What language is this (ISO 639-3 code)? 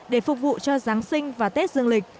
vie